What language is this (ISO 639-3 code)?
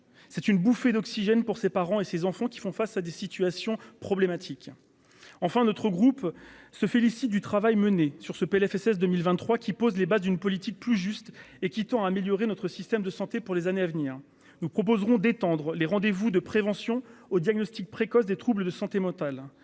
fra